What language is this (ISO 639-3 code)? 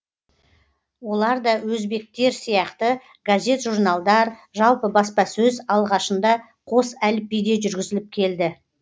kaz